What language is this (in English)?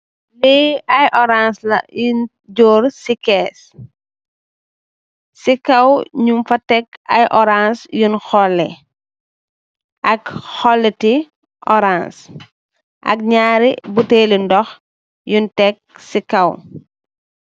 Wolof